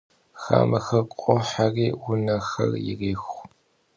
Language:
Kabardian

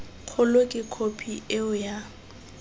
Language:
Tswana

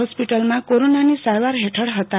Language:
Gujarati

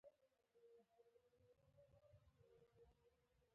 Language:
Pashto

